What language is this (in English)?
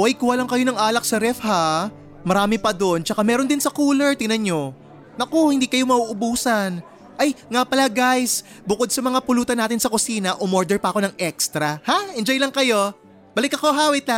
Filipino